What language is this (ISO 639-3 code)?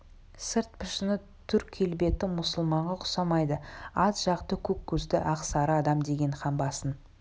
kaz